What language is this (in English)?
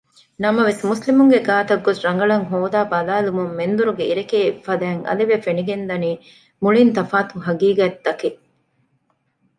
Divehi